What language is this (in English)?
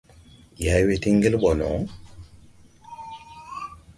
Tupuri